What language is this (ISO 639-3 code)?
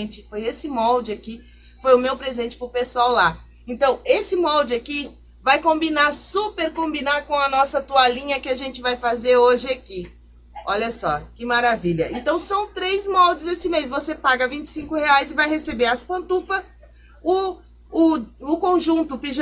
por